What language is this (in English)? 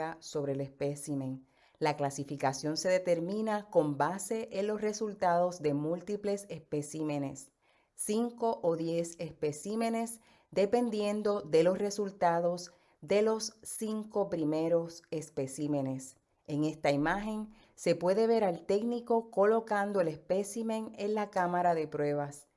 Spanish